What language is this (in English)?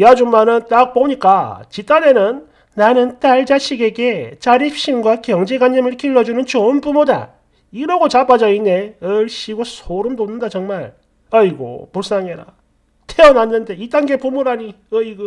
Korean